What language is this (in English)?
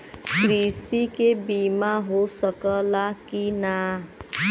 Bhojpuri